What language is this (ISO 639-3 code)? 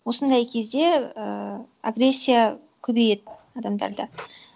kaz